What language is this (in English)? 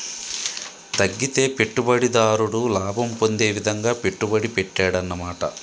Telugu